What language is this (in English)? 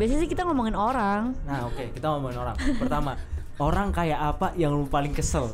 Indonesian